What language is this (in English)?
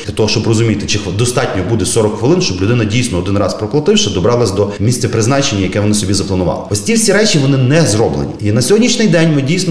Ukrainian